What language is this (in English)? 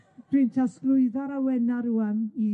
Welsh